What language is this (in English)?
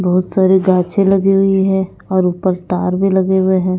Hindi